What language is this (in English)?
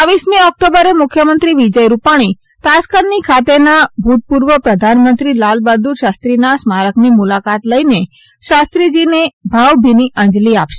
Gujarati